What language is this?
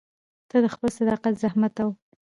Pashto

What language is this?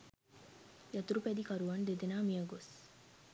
Sinhala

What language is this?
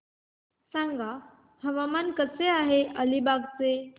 Marathi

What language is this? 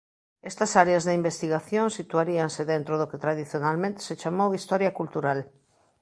Galician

